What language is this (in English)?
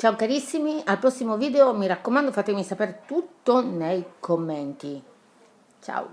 Italian